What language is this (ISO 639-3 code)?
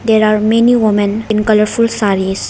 eng